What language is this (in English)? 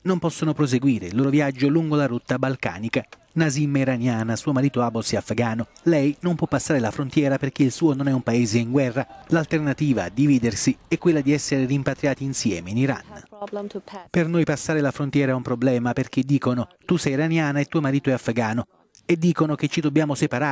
Italian